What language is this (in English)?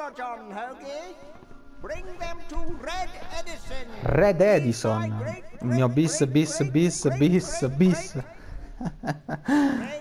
Italian